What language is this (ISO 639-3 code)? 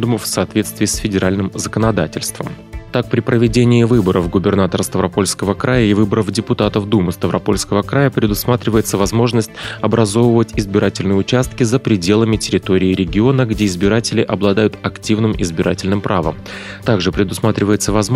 rus